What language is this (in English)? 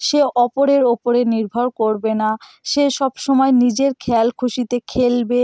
Bangla